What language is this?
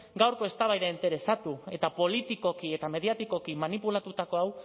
Basque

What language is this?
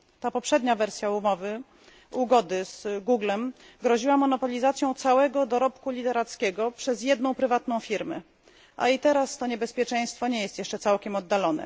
Polish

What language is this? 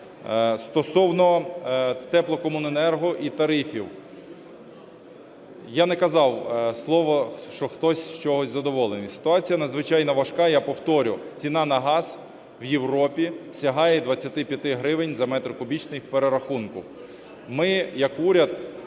Ukrainian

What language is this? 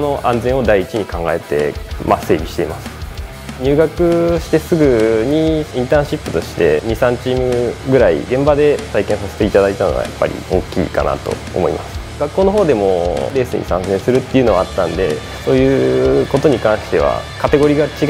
Japanese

